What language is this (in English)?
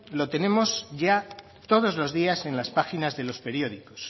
Spanish